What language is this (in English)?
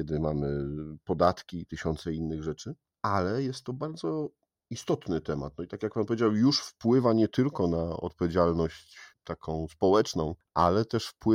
Polish